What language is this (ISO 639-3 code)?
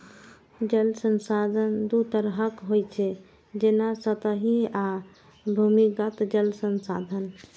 mai